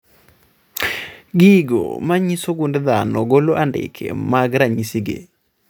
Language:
Luo (Kenya and Tanzania)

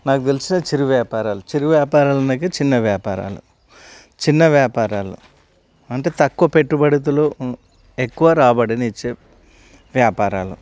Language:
Telugu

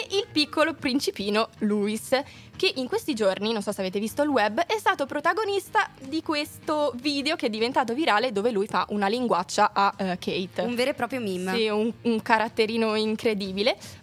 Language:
Italian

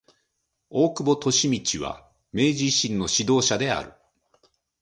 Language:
Japanese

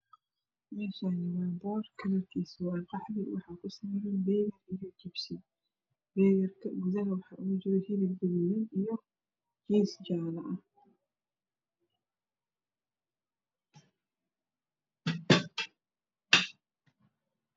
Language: Somali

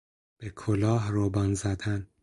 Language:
Persian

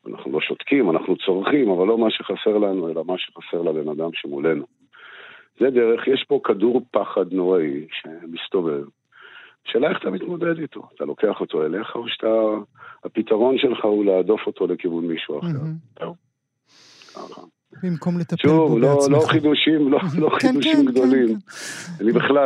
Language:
Hebrew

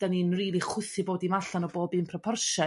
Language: Welsh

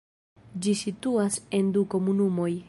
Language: Esperanto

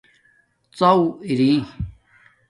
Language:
Domaaki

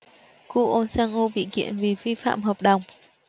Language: Vietnamese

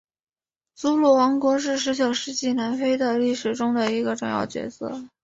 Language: Chinese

